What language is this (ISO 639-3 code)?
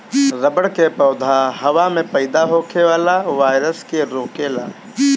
bho